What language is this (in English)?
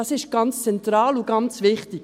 Swiss German